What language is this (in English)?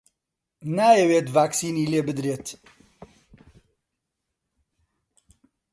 Central Kurdish